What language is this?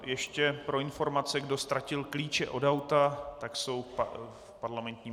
Czech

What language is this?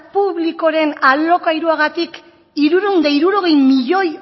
Basque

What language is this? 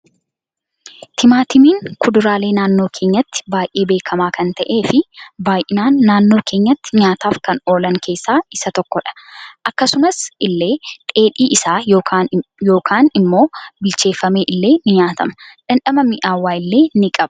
Oromo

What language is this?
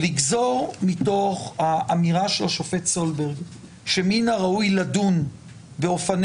Hebrew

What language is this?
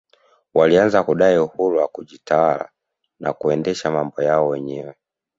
Swahili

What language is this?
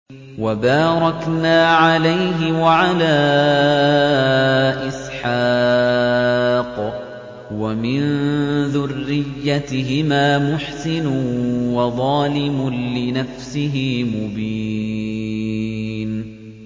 Arabic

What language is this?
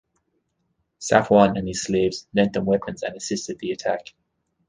English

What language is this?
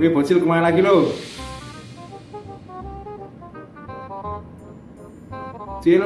Indonesian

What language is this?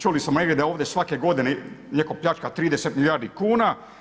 Croatian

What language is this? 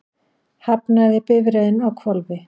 Icelandic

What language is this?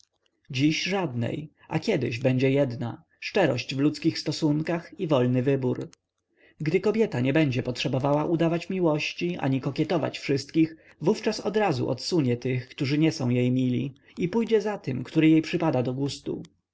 Polish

